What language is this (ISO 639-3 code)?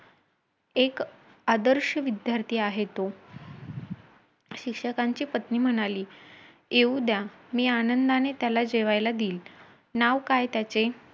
mar